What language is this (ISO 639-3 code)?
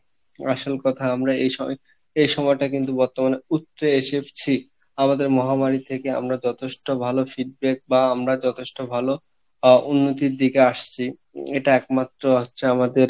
ben